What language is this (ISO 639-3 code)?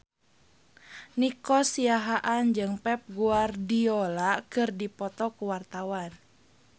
sun